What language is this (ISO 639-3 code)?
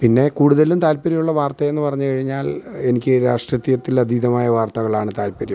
mal